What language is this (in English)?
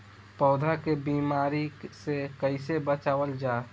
Bhojpuri